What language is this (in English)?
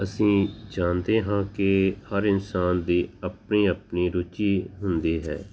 Punjabi